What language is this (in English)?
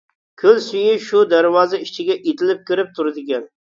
Uyghur